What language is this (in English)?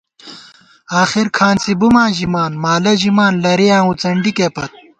Gawar-Bati